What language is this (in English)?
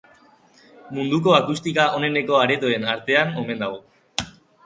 Basque